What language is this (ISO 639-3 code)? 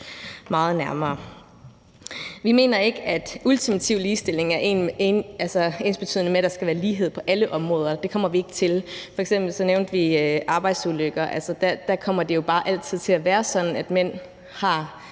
dan